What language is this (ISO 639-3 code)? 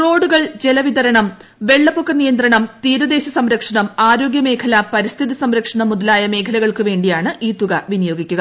mal